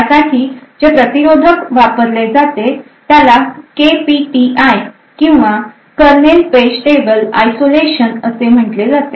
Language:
Marathi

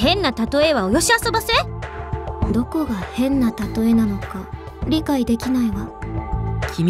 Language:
Japanese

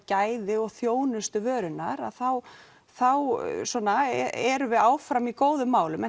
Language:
Icelandic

